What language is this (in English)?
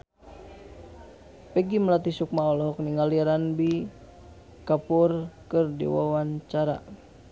Sundanese